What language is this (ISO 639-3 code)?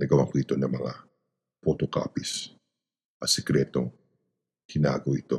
fil